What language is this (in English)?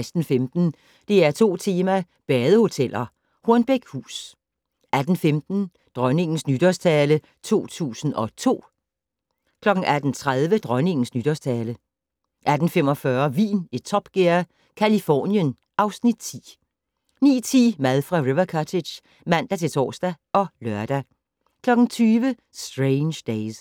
Danish